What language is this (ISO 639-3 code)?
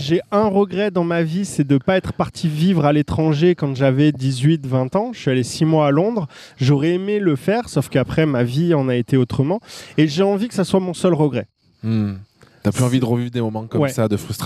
fra